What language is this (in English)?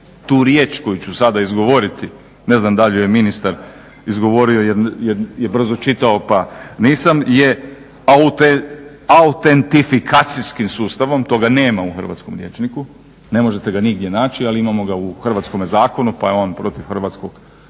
Croatian